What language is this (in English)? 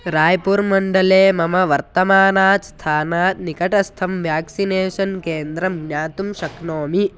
Sanskrit